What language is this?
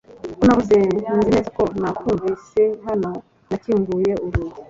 Kinyarwanda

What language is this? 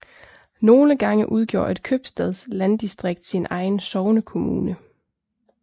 Danish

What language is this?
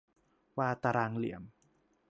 Thai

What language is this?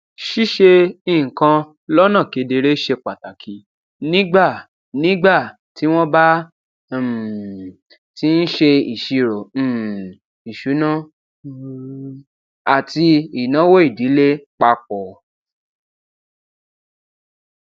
Yoruba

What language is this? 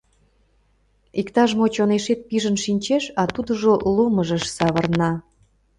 Mari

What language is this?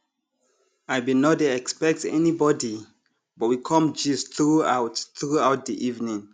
Nigerian Pidgin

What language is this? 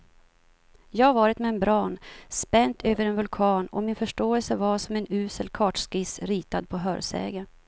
Swedish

